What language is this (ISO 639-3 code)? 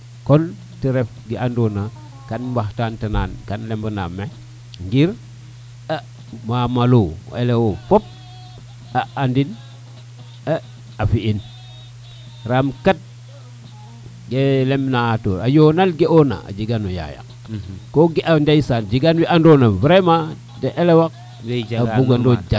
srr